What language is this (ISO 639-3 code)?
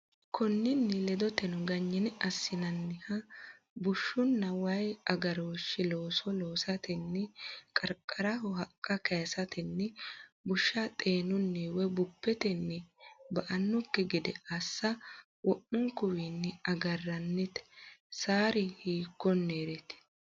sid